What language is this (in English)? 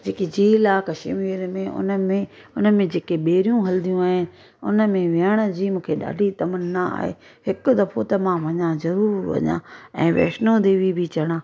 Sindhi